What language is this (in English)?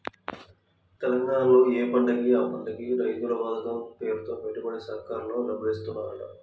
Telugu